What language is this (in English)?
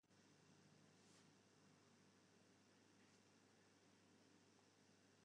Western Frisian